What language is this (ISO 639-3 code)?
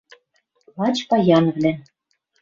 mrj